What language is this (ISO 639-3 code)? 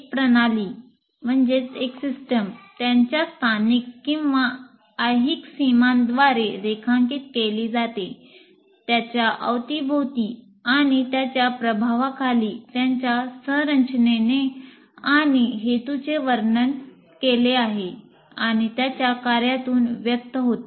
mar